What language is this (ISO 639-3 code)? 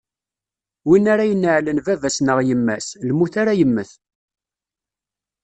kab